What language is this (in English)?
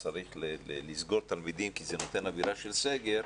Hebrew